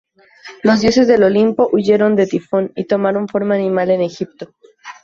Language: Spanish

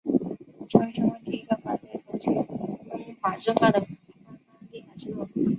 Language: Chinese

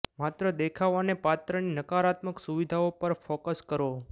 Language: Gujarati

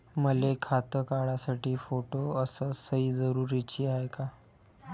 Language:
Marathi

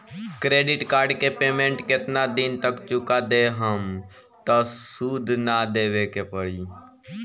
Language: Bhojpuri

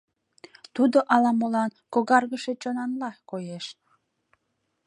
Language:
Mari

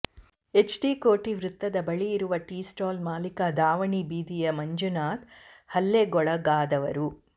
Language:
Kannada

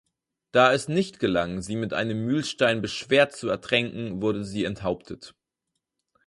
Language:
German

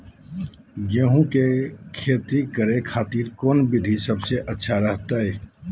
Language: Magahi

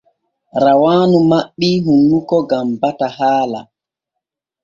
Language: Borgu Fulfulde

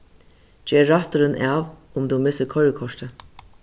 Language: Faroese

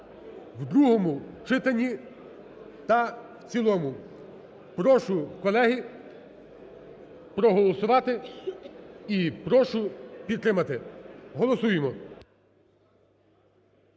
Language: Ukrainian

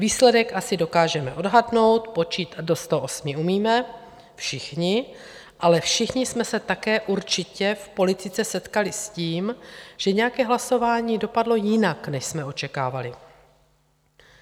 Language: Czech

